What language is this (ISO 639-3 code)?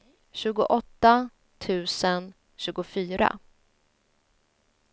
swe